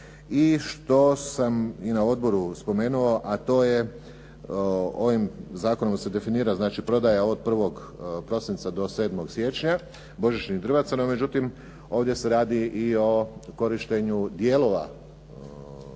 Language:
Croatian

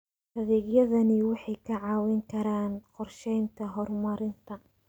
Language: Somali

